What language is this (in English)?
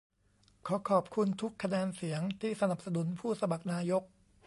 Thai